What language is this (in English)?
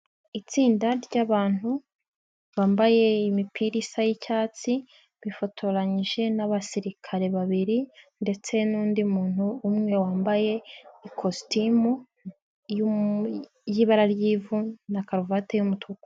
Kinyarwanda